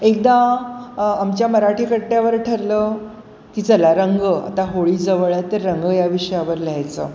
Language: Marathi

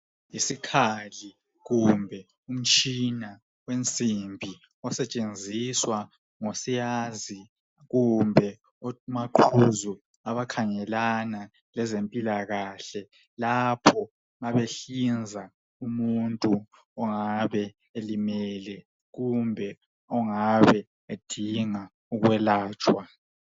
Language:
North Ndebele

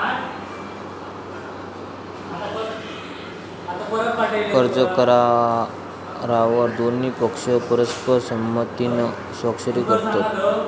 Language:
Marathi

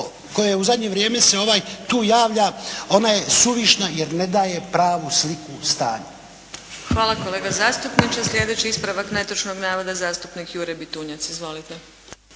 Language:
Croatian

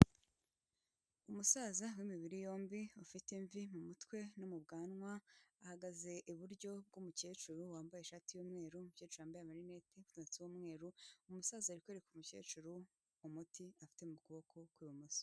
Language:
Kinyarwanda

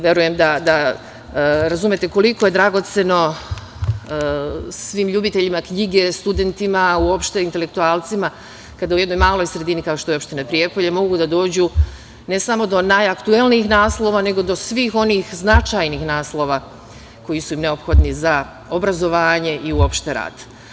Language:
Serbian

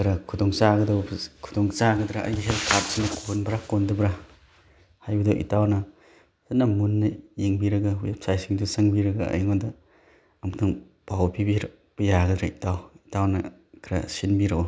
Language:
Manipuri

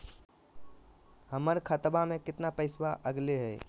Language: Magahi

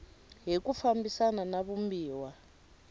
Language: Tsonga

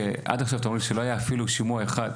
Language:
Hebrew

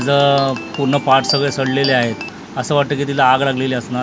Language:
Marathi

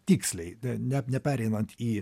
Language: Lithuanian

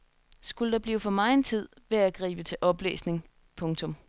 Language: Danish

